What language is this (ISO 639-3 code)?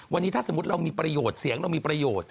tha